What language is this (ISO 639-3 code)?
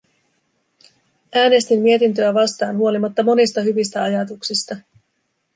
fin